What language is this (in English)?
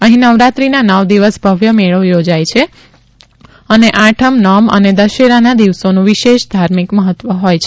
Gujarati